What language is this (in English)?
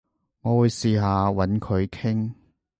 Cantonese